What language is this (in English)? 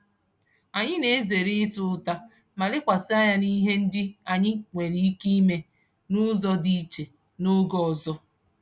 Igbo